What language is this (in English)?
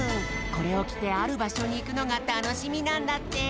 Japanese